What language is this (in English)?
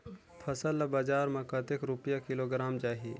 Chhattisgarhi